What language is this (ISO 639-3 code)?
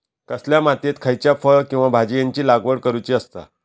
mar